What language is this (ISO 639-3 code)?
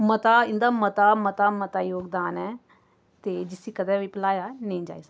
doi